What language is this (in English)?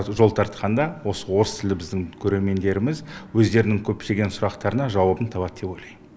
Kazakh